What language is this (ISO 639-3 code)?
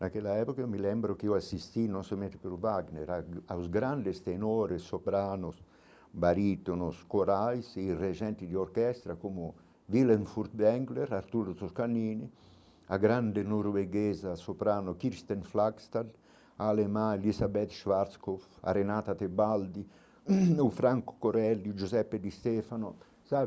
por